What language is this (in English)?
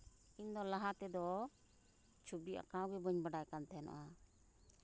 Santali